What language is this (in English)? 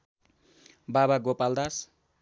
Nepali